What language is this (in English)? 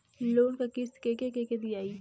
Bhojpuri